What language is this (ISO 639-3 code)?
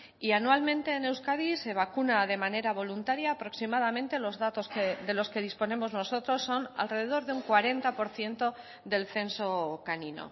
spa